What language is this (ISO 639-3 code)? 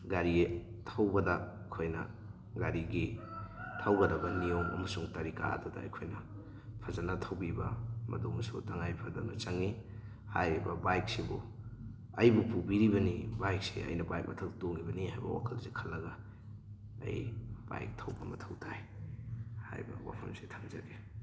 mni